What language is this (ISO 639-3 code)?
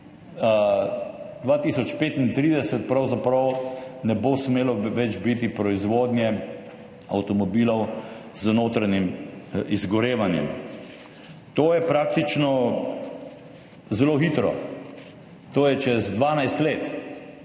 slv